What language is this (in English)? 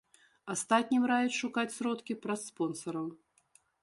Belarusian